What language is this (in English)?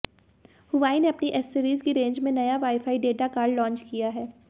Hindi